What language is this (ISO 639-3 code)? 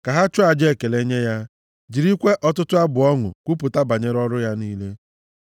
ibo